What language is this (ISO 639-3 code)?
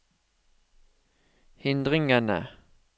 nor